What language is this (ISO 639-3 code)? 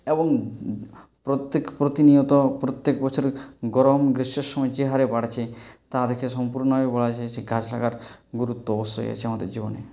ben